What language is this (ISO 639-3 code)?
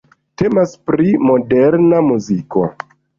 epo